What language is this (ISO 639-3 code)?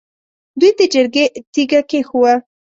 pus